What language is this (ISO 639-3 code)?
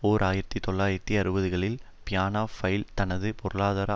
tam